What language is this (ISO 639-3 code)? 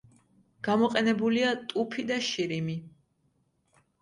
kat